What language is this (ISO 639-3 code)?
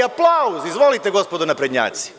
srp